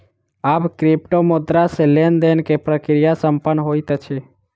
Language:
Maithili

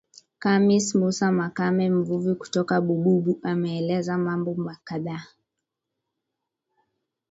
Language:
Swahili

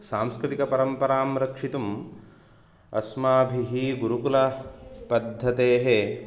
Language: Sanskrit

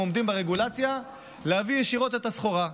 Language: Hebrew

